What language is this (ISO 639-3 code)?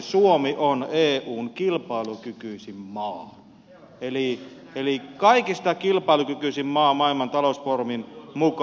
fin